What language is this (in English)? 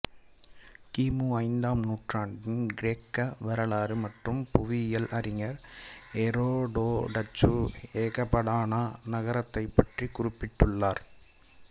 Tamil